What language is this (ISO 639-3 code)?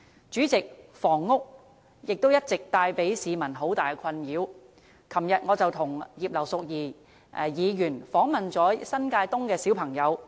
yue